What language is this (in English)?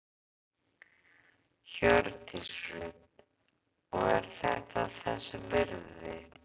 Icelandic